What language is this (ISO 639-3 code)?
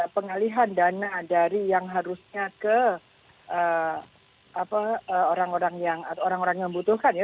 ind